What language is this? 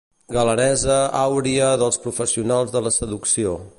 Catalan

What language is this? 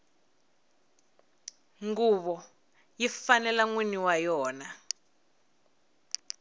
Tsonga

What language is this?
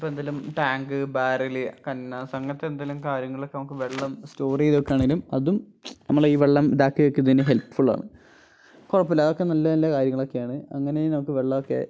Malayalam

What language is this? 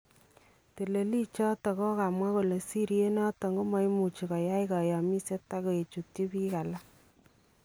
Kalenjin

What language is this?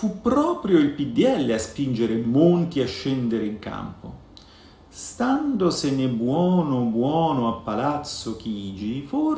Italian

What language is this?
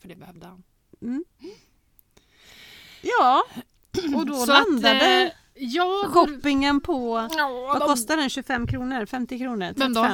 Swedish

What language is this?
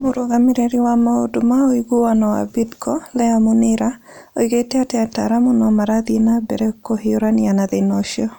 Kikuyu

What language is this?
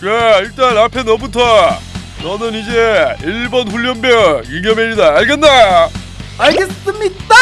Korean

